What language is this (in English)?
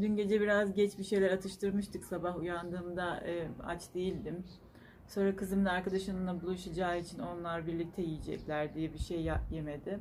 Turkish